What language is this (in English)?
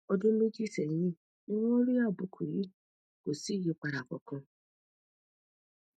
Yoruba